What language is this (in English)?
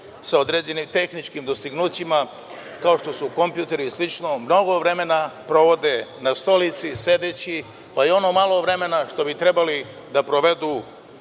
Serbian